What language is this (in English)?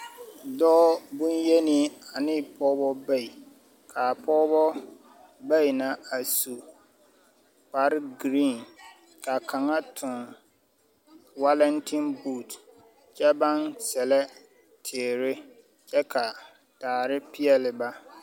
Southern Dagaare